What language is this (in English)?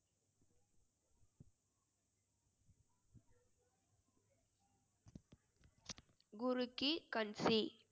Tamil